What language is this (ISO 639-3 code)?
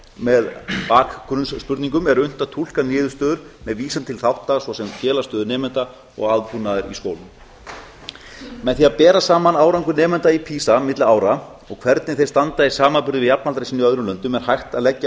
isl